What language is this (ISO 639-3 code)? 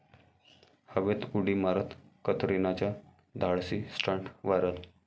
mar